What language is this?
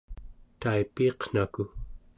Central Yupik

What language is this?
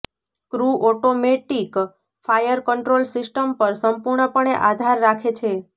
Gujarati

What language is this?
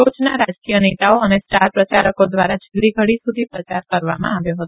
Gujarati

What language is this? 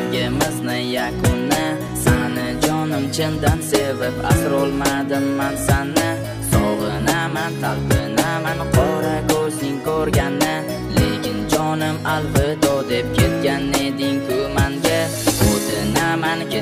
Turkish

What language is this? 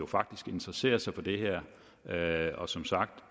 Danish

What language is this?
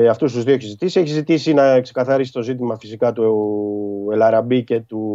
Greek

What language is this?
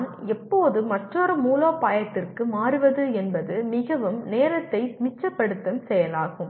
Tamil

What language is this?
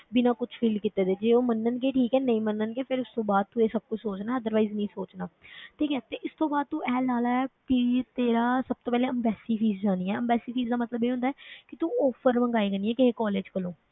Punjabi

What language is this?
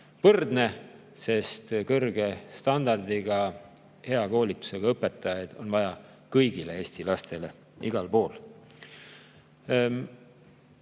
Estonian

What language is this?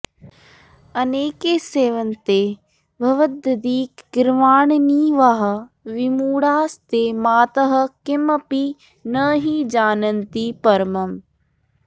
Sanskrit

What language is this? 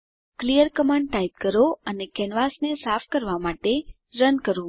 Gujarati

